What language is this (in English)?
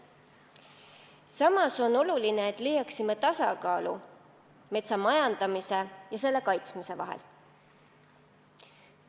Estonian